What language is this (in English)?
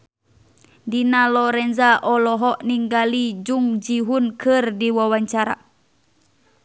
Sundanese